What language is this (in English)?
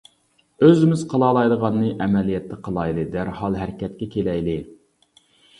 Uyghur